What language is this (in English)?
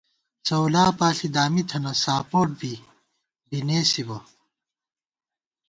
Gawar-Bati